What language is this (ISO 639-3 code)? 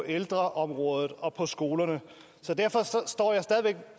dan